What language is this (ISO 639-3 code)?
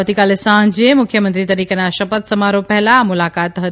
guj